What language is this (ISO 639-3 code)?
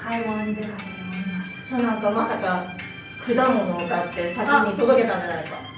jpn